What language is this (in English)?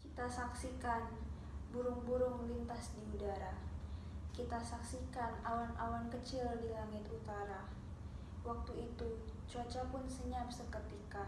Indonesian